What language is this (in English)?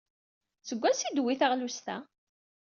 Kabyle